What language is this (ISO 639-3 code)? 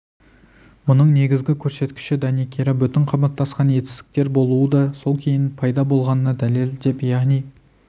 kaz